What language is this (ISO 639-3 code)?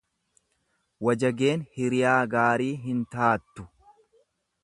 orm